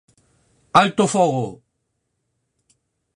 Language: Galician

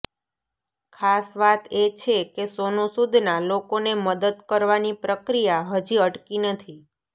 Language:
Gujarati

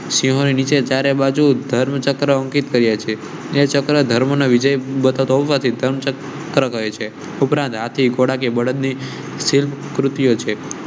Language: Gujarati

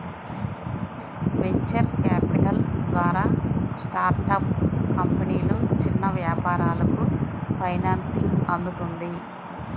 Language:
Telugu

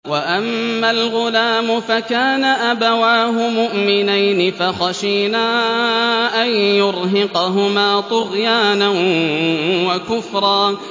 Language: Arabic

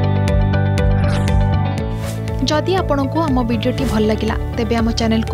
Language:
Hindi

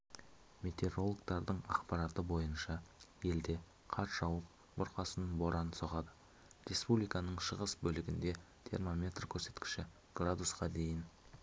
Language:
Kazakh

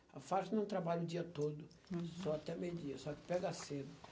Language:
Portuguese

